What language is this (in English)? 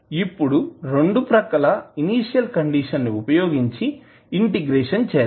Telugu